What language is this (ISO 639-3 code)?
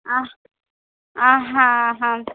mar